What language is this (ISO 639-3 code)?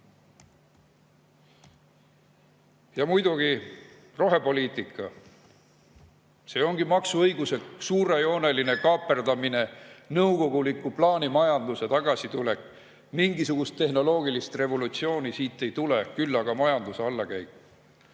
est